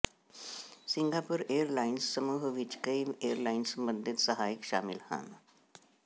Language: Punjabi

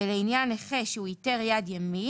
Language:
Hebrew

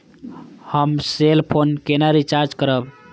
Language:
Maithili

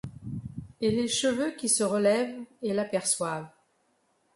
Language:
French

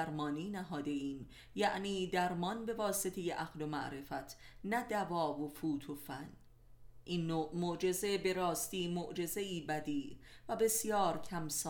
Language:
Persian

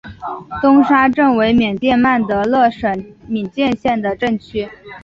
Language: Chinese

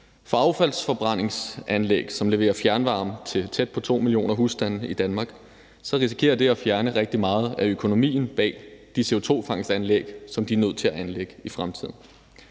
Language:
Danish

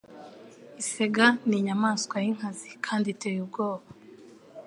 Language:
Kinyarwanda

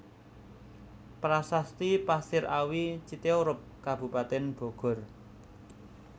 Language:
Javanese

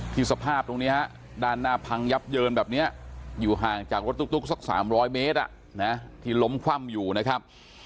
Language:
Thai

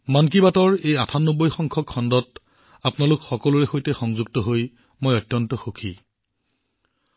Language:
Assamese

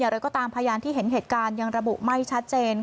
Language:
Thai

